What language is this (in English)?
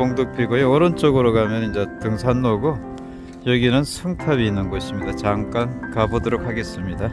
Korean